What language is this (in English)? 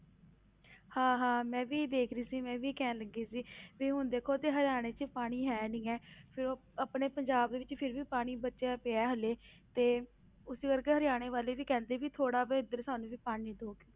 Punjabi